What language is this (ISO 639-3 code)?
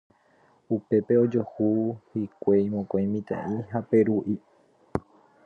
grn